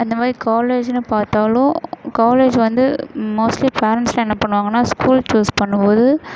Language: Tamil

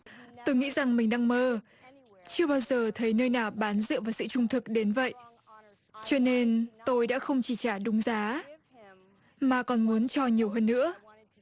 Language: Vietnamese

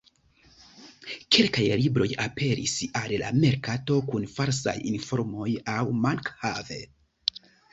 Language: Esperanto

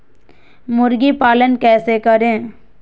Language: Magahi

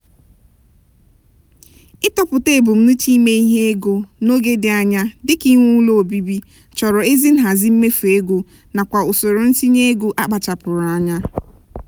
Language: Igbo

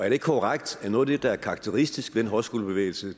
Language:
Danish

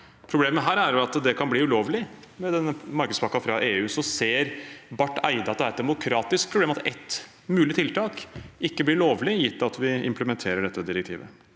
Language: Norwegian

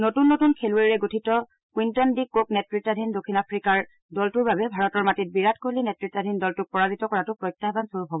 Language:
Assamese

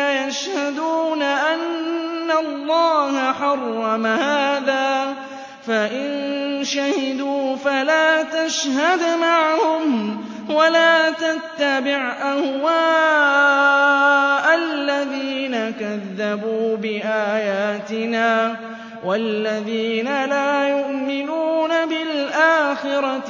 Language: Arabic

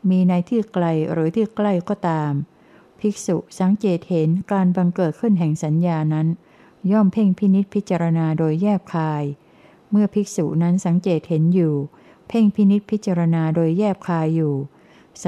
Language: Thai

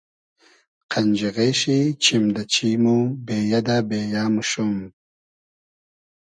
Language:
Hazaragi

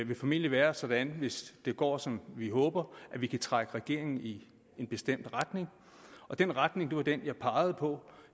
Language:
Danish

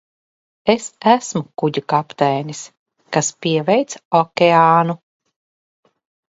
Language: Latvian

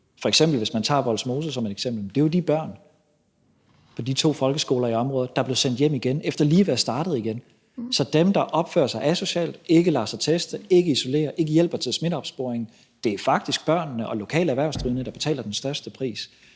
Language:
Danish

